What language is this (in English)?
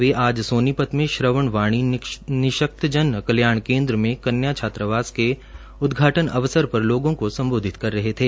Hindi